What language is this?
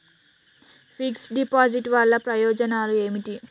Telugu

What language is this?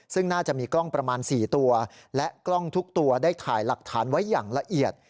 Thai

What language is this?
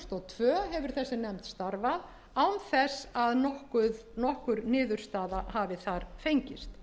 Icelandic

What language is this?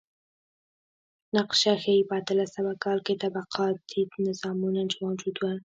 Pashto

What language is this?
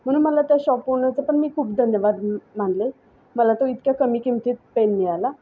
Marathi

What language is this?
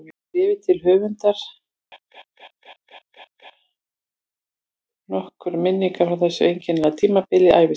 Icelandic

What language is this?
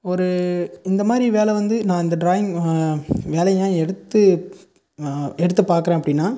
Tamil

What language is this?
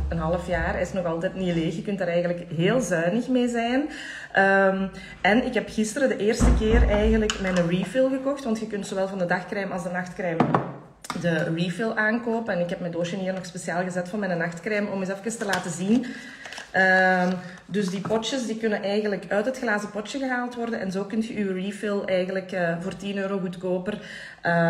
Dutch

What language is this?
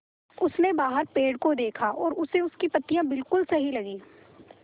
Hindi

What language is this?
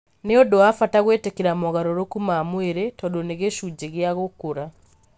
Kikuyu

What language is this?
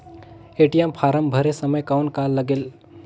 Chhattisgarhi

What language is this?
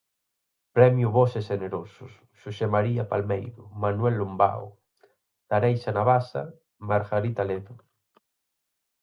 Galician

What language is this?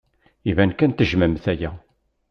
Kabyle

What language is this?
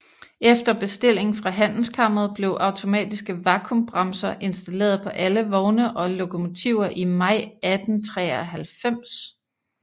Danish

